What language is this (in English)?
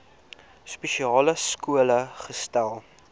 Afrikaans